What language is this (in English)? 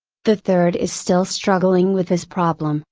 English